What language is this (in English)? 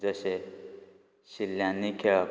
Konkani